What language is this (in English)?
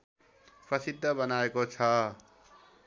Nepali